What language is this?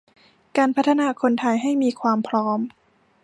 Thai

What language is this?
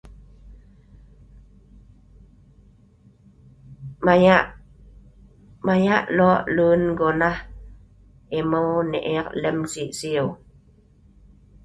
Sa'ban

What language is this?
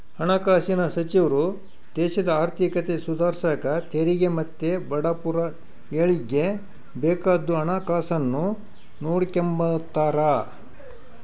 Kannada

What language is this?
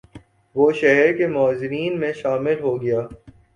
Urdu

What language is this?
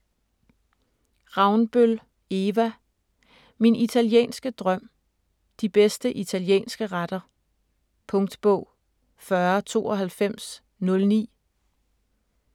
Danish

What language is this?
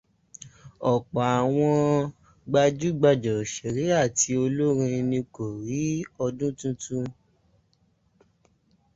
Yoruba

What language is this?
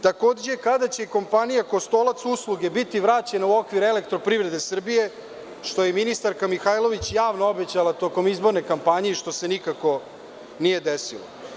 Serbian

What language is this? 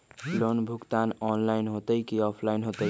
Magahi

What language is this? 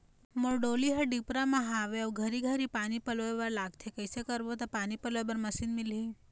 Chhattisgarhi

